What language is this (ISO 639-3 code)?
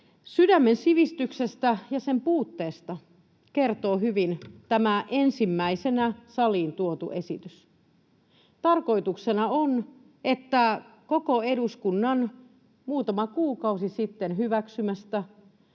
fin